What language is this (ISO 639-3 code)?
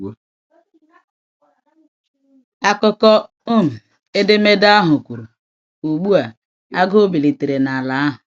ibo